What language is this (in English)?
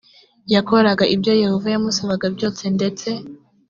Kinyarwanda